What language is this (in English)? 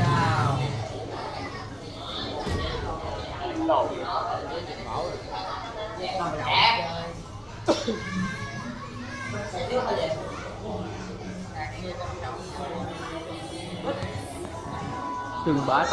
Vietnamese